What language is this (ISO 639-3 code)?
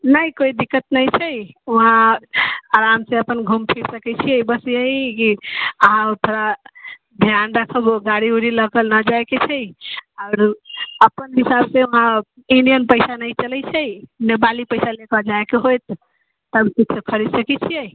mai